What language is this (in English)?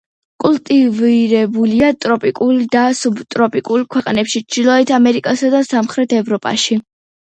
Georgian